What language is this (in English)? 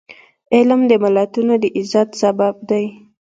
Pashto